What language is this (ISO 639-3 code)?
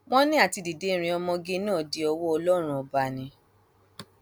yor